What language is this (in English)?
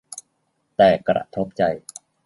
Thai